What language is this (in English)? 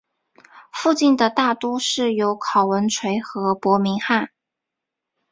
Chinese